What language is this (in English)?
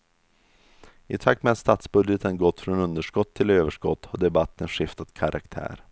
Swedish